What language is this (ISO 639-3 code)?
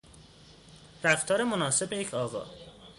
fas